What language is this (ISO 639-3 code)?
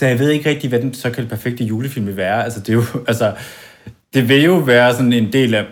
dan